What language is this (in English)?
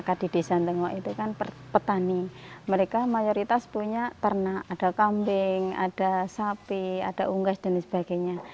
Indonesian